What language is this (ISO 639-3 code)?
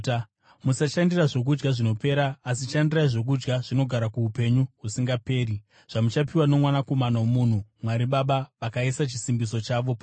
sna